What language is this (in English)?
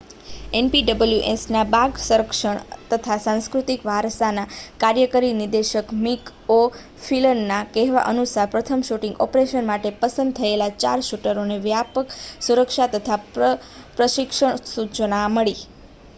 Gujarati